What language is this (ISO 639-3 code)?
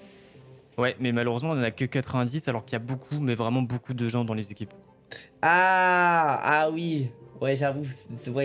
fra